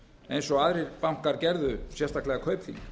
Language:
Icelandic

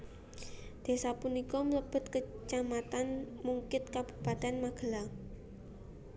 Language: Javanese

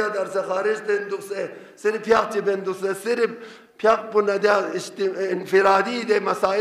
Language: Dutch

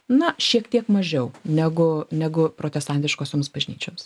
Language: Lithuanian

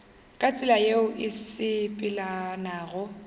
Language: Northern Sotho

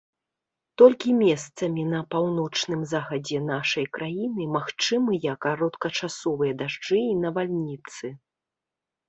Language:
Belarusian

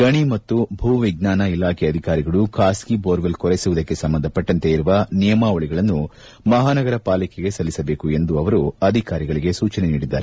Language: Kannada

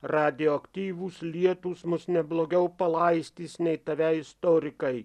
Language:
Lithuanian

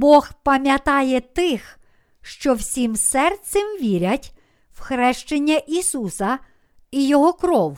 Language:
Ukrainian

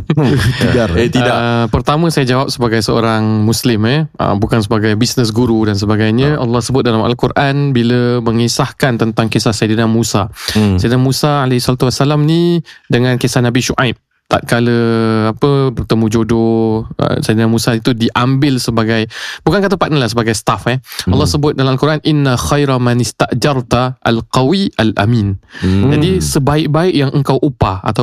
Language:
Malay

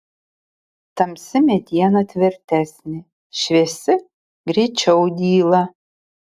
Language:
Lithuanian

